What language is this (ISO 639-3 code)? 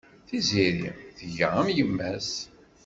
kab